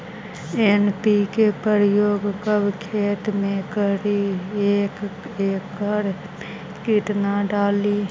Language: Magahi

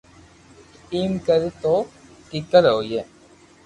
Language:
Loarki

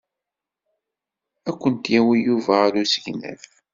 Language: Kabyle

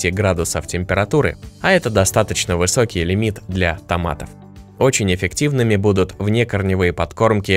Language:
Russian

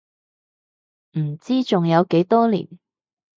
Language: Cantonese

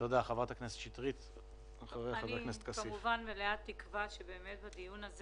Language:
Hebrew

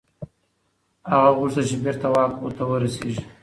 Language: Pashto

